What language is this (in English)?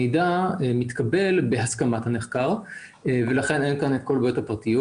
Hebrew